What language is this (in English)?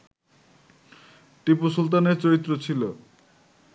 Bangla